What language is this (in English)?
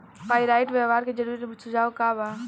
Bhojpuri